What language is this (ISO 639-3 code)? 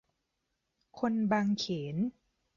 tha